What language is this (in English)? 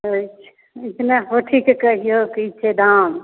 Maithili